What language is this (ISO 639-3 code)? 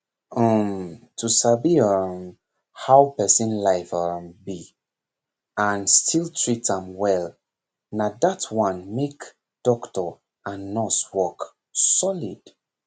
pcm